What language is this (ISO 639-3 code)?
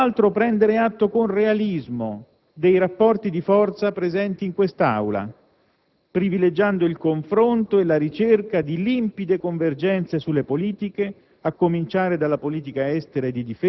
ita